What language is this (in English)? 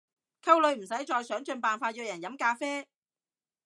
Cantonese